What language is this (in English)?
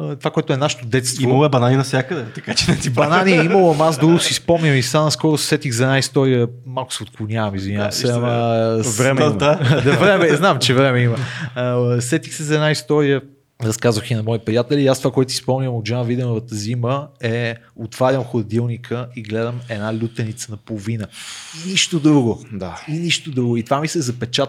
Bulgarian